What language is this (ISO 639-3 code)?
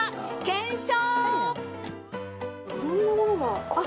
jpn